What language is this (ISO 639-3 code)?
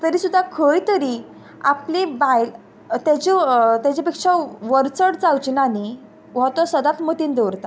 kok